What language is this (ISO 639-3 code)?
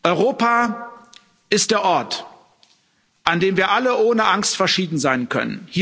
deu